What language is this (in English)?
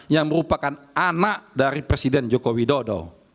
Indonesian